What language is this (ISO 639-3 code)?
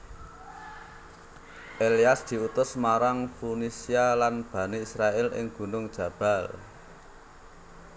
jav